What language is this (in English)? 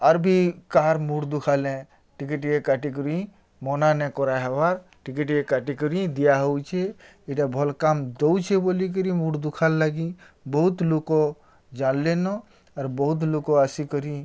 Odia